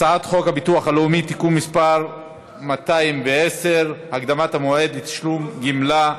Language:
Hebrew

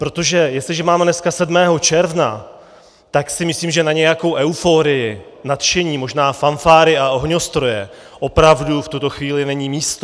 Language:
Czech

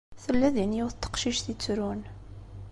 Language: Kabyle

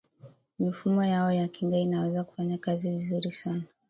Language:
Swahili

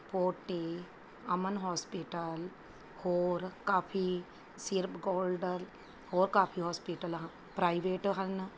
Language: Punjabi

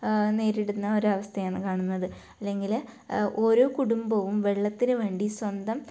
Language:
Malayalam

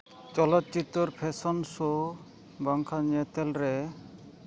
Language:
Santali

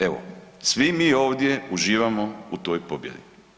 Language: Croatian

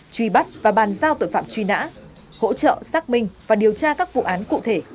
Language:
Vietnamese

